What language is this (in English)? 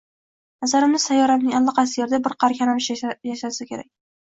Uzbek